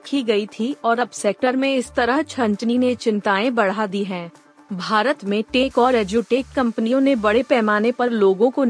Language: Hindi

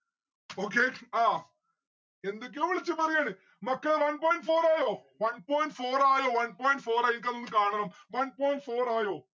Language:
Malayalam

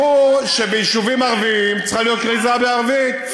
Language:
Hebrew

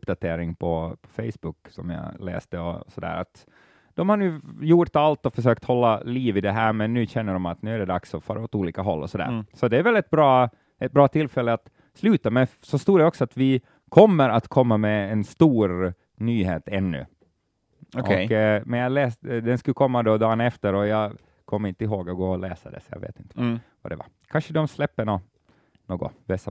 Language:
Swedish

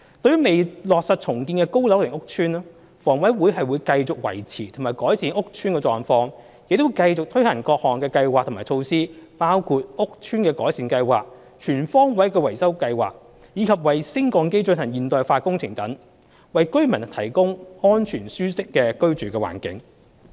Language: Cantonese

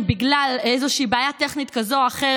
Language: Hebrew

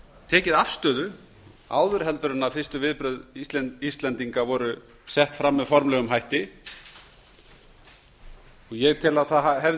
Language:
Icelandic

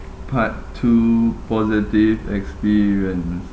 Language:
English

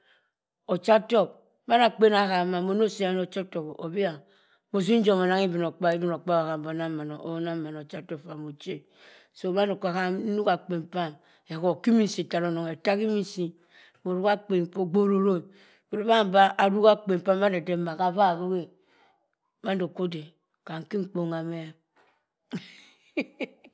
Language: Cross River Mbembe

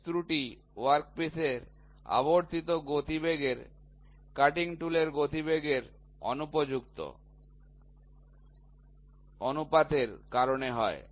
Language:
Bangla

